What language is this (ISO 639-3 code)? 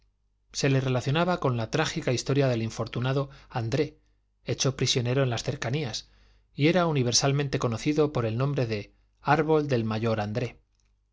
spa